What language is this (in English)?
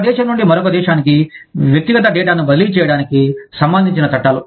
Telugu